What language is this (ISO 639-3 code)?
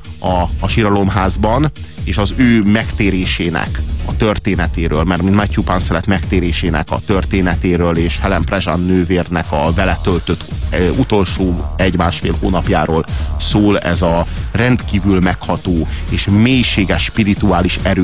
hun